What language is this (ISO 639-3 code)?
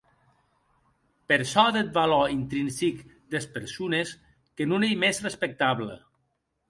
oci